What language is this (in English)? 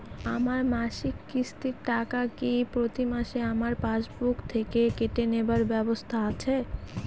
Bangla